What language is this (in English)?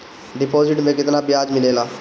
Bhojpuri